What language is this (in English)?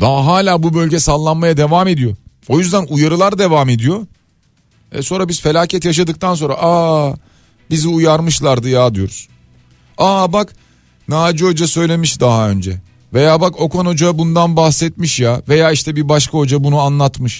Turkish